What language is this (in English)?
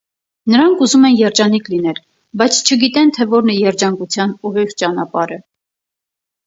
Armenian